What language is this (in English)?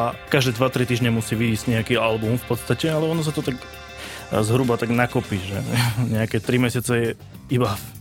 Slovak